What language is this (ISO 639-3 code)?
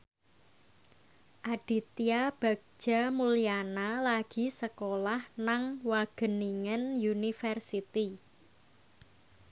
jav